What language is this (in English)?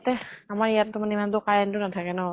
Assamese